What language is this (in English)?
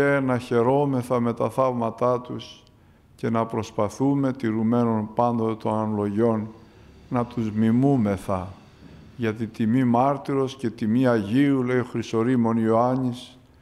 Greek